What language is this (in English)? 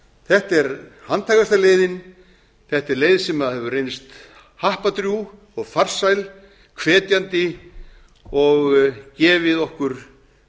Icelandic